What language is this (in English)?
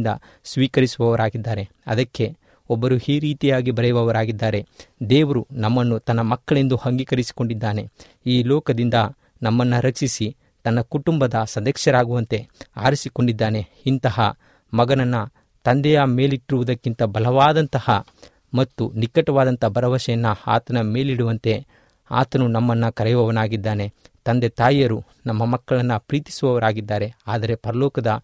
Kannada